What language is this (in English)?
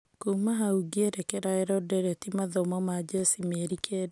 Kikuyu